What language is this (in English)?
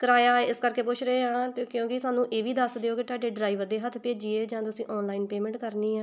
Punjabi